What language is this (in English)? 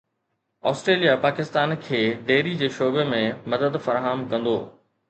Sindhi